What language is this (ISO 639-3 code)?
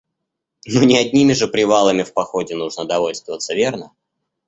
rus